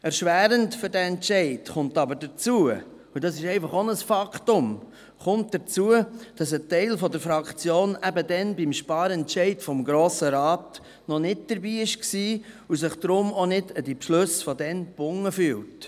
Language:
Swiss German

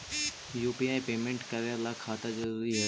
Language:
Magahi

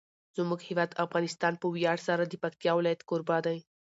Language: Pashto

